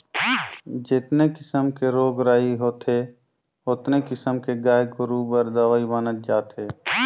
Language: Chhattisgarhi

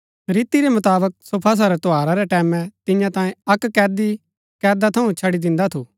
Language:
Gaddi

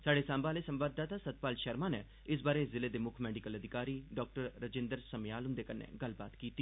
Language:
Dogri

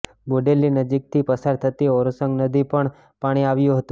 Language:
Gujarati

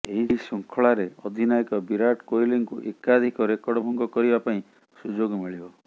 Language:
Odia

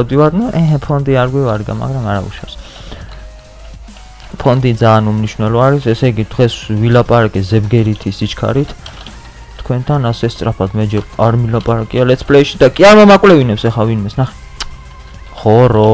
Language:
Romanian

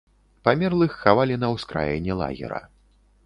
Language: Belarusian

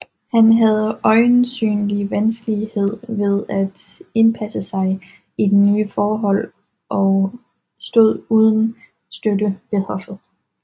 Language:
Danish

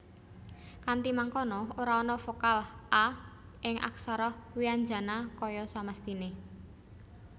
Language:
Javanese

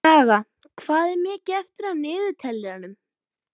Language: Icelandic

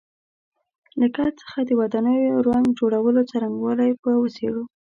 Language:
Pashto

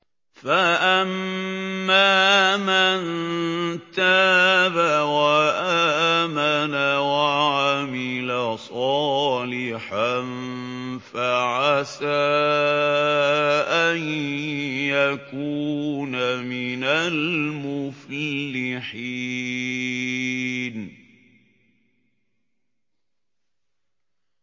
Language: Arabic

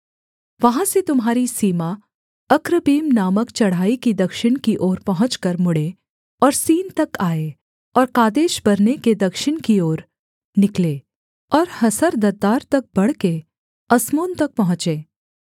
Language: Hindi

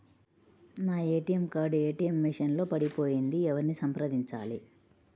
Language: Telugu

